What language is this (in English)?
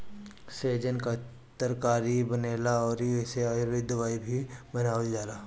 Bhojpuri